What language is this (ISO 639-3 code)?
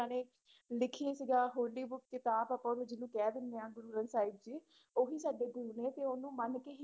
pan